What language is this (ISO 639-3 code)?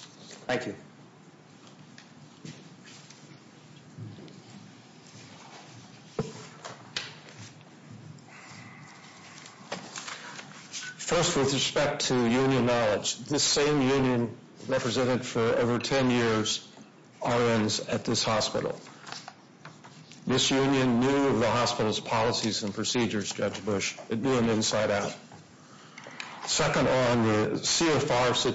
eng